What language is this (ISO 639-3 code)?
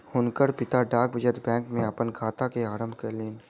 mai